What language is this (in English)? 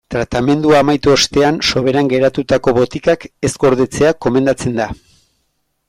Basque